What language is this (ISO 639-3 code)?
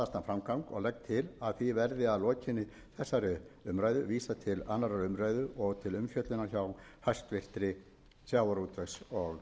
isl